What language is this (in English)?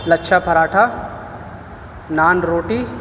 Urdu